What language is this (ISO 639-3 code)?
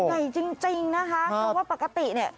tha